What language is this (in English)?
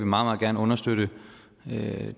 Danish